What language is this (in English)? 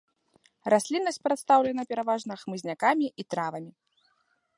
Belarusian